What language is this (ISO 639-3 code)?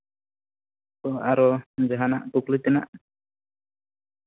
sat